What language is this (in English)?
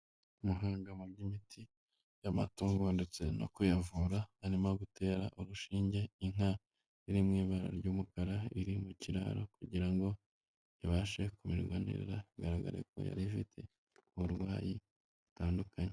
Kinyarwanda